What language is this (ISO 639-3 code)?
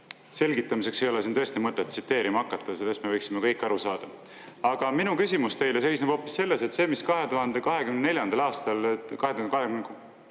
est